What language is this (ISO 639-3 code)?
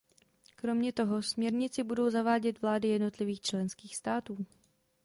ces